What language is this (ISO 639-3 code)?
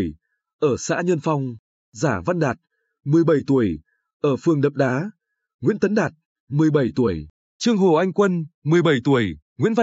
vie